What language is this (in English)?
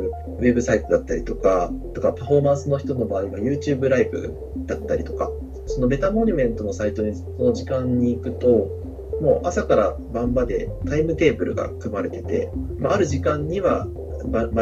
Japanese